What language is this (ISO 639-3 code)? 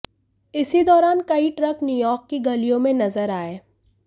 hin